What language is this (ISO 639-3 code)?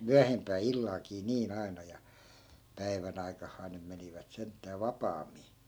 fin